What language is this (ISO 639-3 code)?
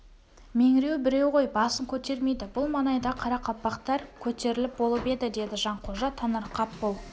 kaz